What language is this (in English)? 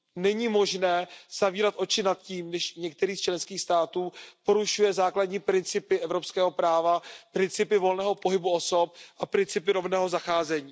Czech